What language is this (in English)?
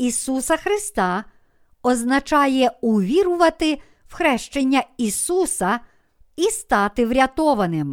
Ukrainian